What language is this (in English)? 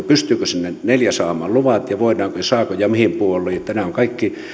Finnish